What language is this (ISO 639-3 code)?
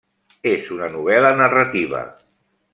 cat